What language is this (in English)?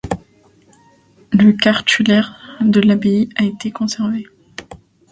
French